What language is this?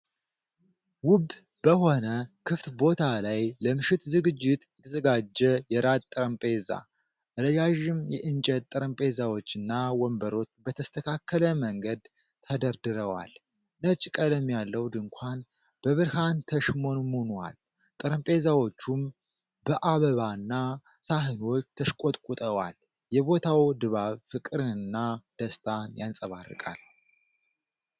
Amharic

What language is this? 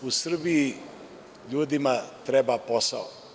Serbian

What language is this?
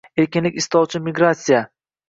Uzbek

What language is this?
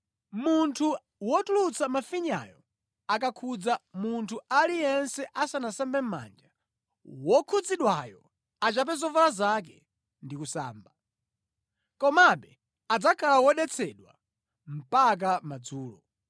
Nyanja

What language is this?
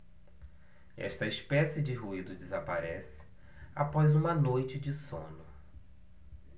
Portuguese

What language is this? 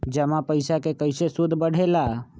Magahi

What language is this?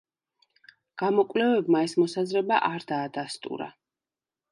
Georgian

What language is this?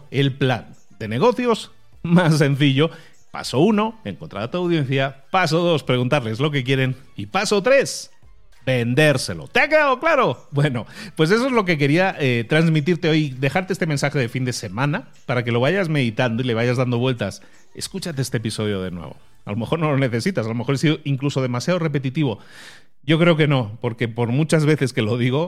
Spanish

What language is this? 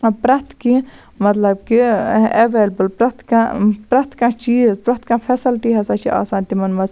Kashmiri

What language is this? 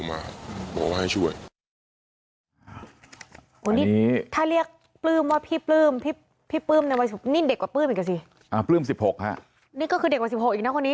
Thai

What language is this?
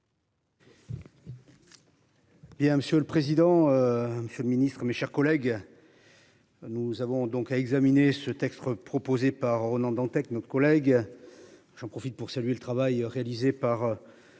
French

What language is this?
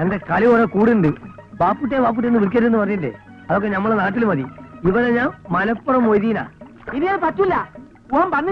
Arabic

